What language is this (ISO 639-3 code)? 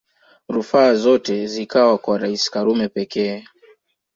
swa